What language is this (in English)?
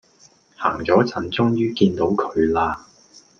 Cantonese